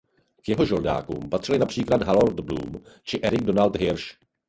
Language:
Czech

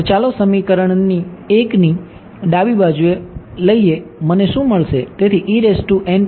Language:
Gujarati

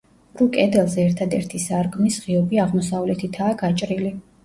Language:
Georgian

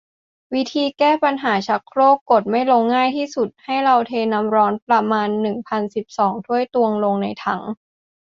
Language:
Thai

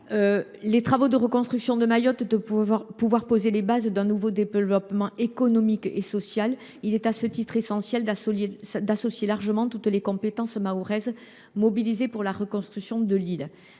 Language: French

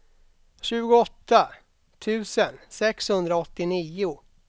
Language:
Swedish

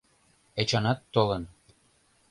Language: Mari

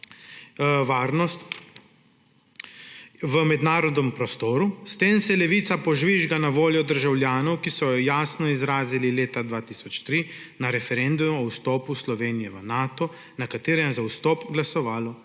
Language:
Slovenian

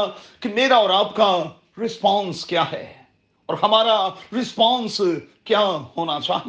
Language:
Urdu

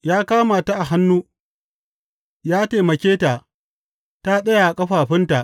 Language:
Hausa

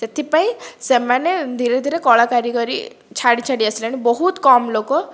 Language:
Odia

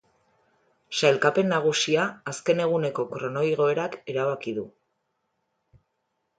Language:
Basque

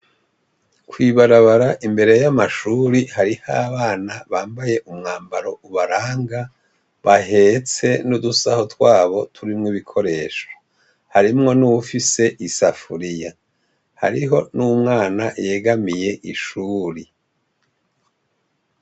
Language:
Rundi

